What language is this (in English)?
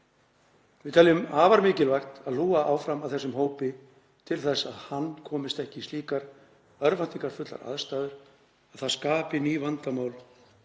Icelandic